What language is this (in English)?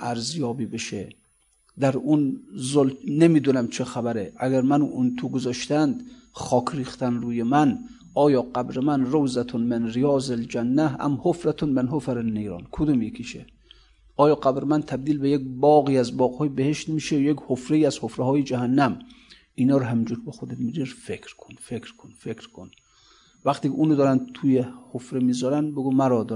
Persian